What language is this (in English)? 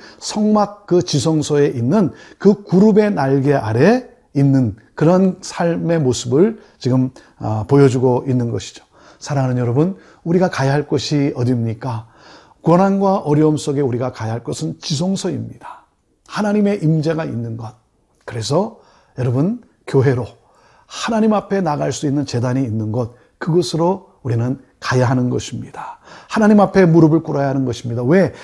Korean